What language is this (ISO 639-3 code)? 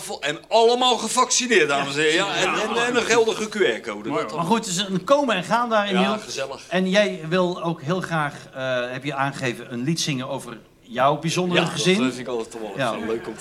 nld